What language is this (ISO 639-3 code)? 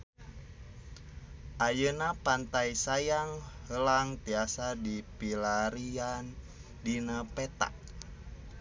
sun